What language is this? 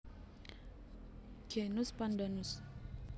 Javanese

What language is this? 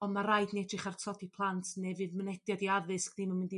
Welsh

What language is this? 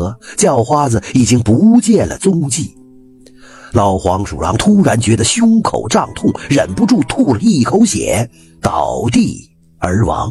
Chinese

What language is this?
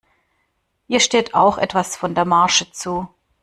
German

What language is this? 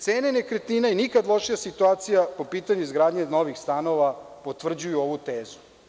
Serbian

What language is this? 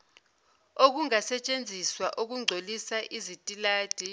Zulu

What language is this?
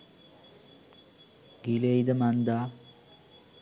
Sinhala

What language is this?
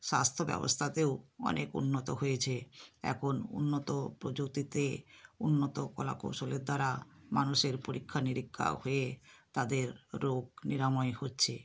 Bangla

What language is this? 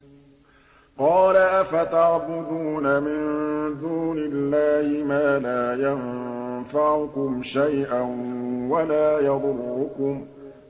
Arabic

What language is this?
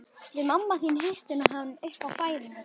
Icelandic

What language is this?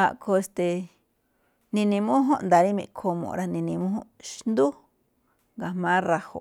Malinaltepec Me'phaa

